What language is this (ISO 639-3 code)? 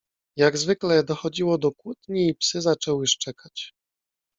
pol